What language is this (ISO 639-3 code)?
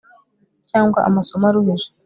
kin